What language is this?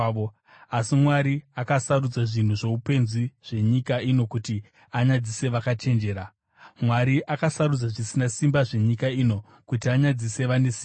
Shona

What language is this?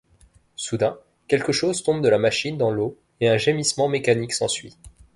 French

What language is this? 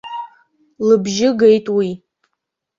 Abkhazian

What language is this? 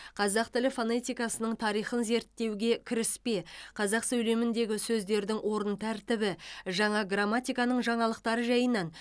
Kazakh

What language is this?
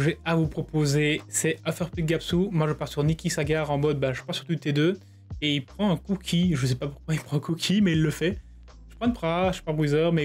French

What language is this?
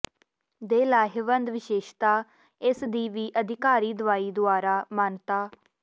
Punjabi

